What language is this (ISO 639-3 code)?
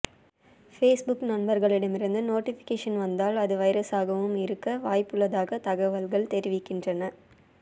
tam